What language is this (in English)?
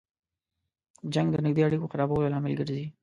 Pashto